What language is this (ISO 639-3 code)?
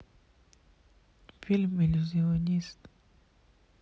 rus